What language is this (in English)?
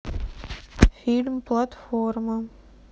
Russian